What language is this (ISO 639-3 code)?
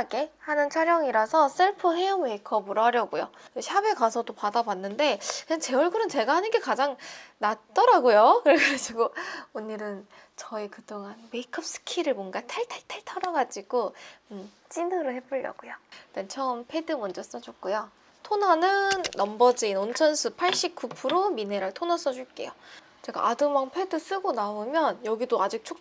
kor